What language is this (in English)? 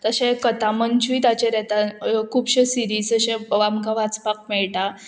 Konkani